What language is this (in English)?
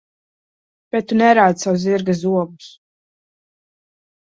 Latvian